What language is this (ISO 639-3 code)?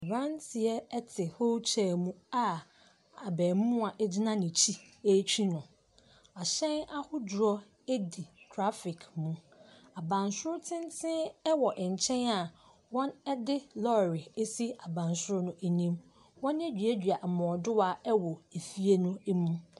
aka